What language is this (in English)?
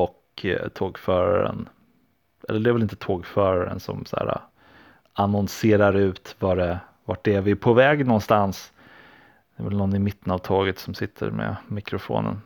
Swedish